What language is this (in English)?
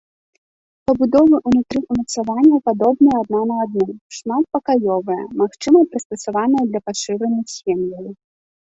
Belarusian